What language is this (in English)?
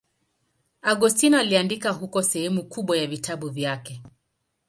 Swahili